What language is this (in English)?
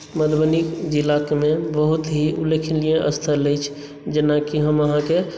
Maithili